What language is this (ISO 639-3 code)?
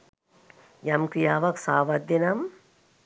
sin